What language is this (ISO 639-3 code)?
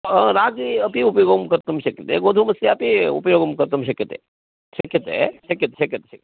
san